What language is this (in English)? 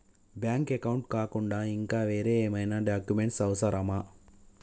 Telugu